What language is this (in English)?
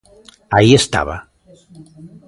Galician